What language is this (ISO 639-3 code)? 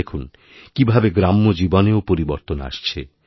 ben